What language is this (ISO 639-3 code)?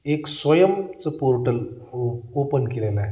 mar